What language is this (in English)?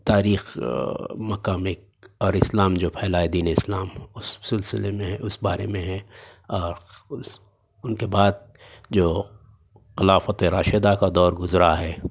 Urdu